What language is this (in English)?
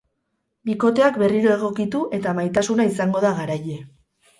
Basque